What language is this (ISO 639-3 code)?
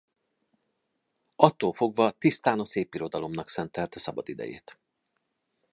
hun